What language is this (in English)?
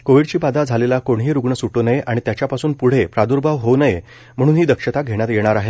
Marathi